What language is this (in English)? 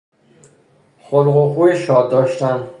Persian